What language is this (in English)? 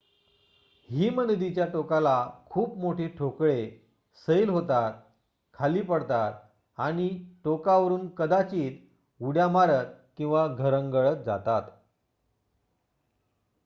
Marathi